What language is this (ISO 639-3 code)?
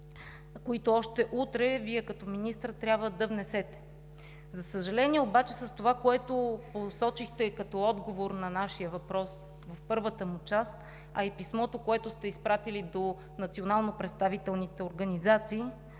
bul